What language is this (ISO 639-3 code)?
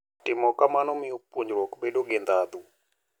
luo